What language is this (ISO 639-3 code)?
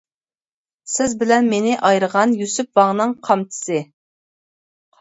uig